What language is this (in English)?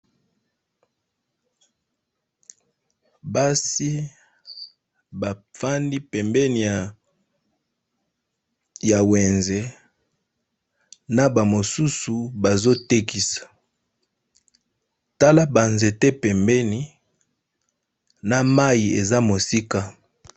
Lingala